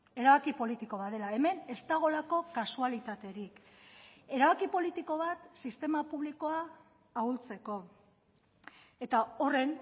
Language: Basque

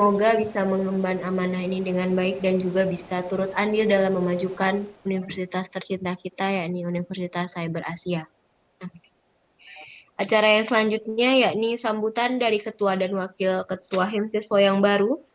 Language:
Indonesian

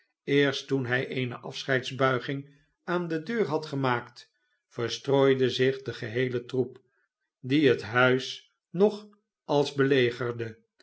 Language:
Dutch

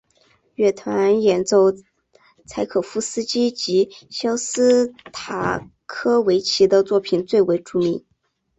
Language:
Chinese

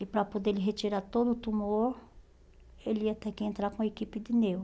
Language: Portuguese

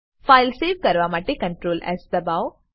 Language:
Gujarati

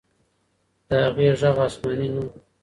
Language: Pashto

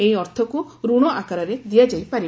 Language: Odia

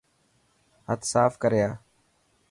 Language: Dhatki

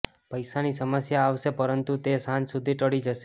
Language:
Gujarati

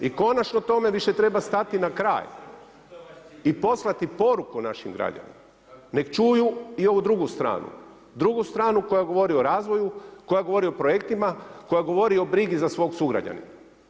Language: Croatian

